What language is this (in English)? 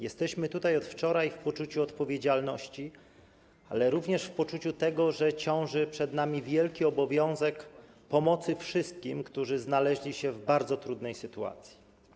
Polish